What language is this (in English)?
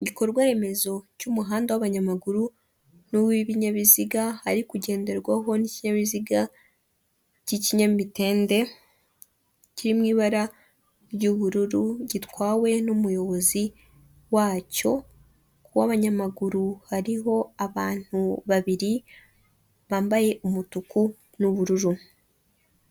Kinyarwanda